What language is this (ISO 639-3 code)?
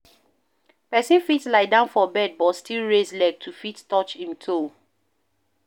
pcm